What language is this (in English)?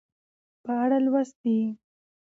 Pashto